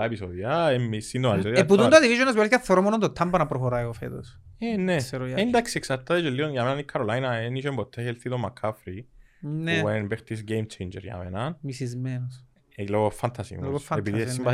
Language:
Greek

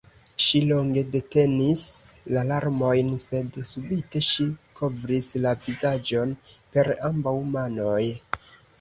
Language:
Esperanto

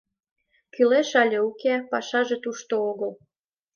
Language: Mari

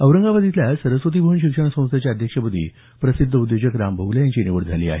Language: Marathi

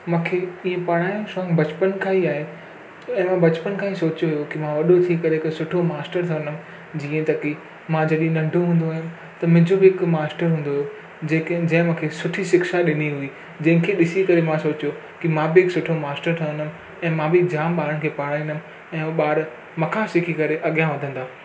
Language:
Sindhi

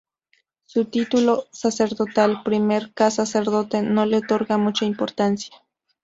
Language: Spanish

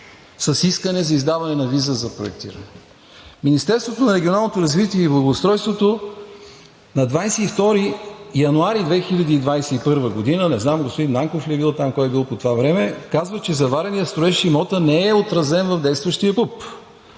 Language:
Bulgarian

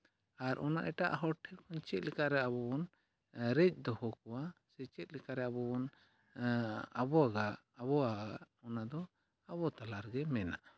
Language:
Santali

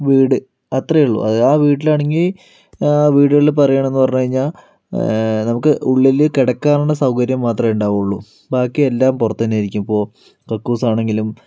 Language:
Malayalam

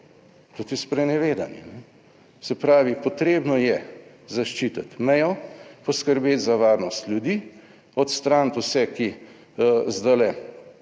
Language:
Slovenian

